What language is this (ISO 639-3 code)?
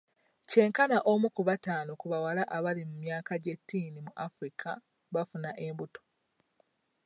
lug